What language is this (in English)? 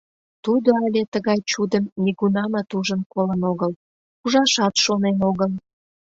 Mari